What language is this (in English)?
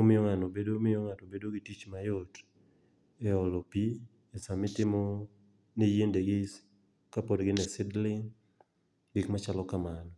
Luo (Kenya and Tanzania)